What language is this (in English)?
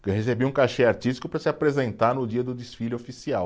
Portuguese